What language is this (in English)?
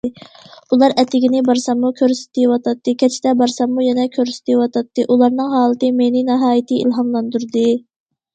Uyghur